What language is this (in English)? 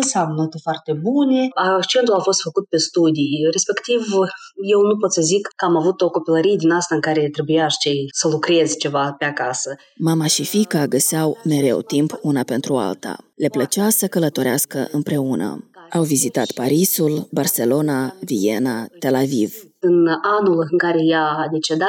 Romanian